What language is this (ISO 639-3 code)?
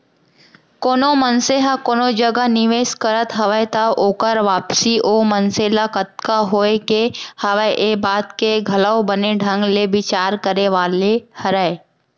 hne